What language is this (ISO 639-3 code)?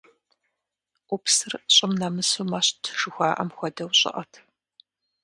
kbd